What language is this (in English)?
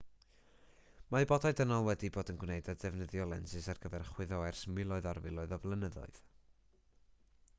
Welsh